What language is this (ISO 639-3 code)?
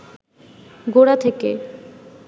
ben